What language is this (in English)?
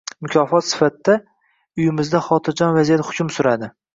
Uzbek